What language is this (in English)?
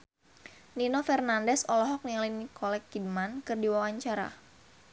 Sundanese